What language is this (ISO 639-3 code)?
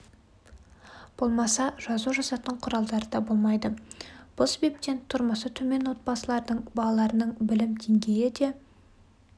kaz